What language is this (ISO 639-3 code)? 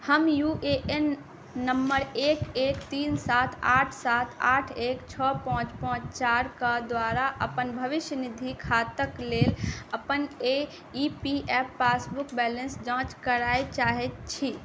mai